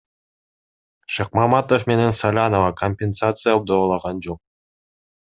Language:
Kyrgyz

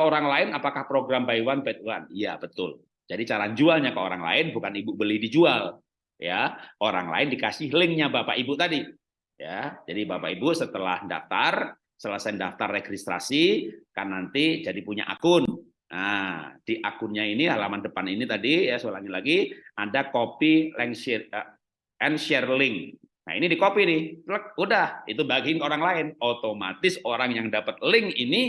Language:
Indonesian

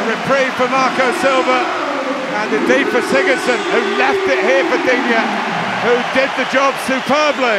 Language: English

